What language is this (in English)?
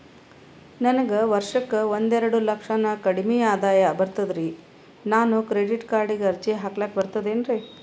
Kannada